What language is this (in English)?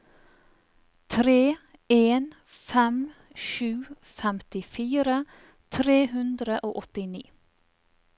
Norwegian